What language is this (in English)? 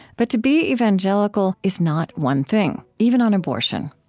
English